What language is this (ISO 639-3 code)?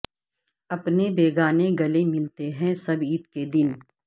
urd